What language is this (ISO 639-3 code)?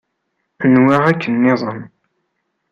kab